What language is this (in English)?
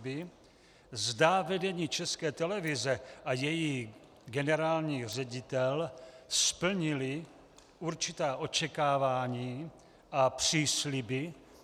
Czech